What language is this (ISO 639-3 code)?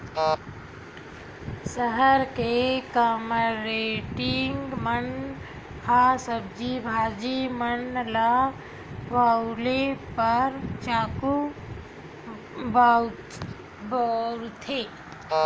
hne